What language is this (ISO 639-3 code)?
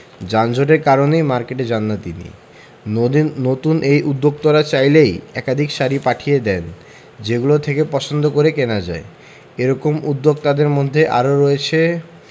ben